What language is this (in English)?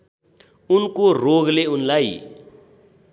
Nepali